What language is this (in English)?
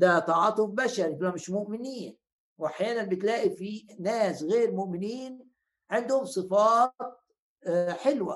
Arabic